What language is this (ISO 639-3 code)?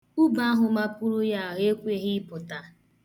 ibo